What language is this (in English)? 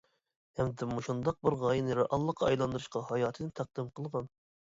Uyghur